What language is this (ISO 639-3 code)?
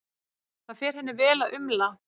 isl